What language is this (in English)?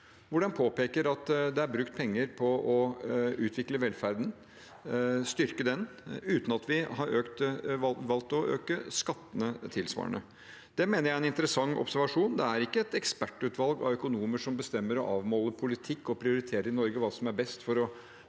Norwegian